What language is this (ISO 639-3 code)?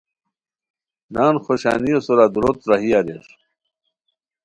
khw